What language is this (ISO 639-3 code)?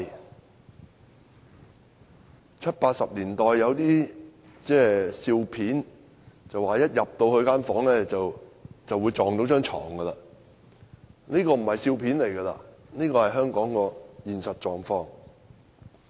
yue